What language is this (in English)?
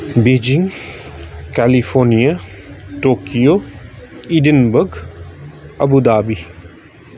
Nepali